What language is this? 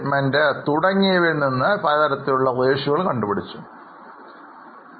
Malayalam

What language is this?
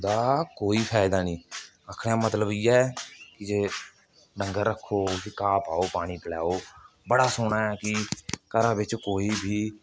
Dogri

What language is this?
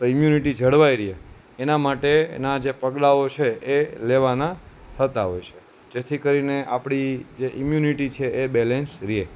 Gujarati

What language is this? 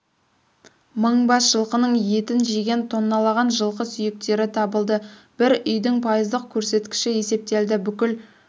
Kazakh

